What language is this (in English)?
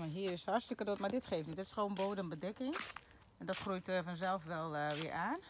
Dutch